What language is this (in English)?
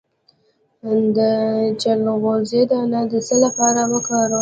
Pashto